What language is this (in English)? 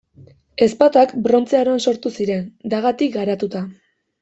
Basque